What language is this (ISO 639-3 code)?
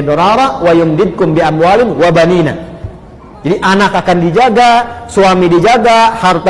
ind